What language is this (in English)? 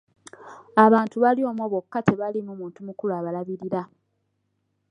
Ganda